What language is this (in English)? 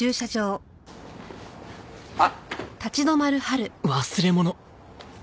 Japanese